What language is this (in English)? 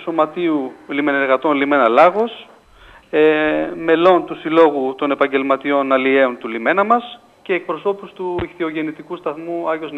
Greek